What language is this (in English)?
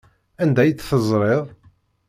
Kabyle